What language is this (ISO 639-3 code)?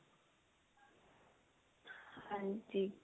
pan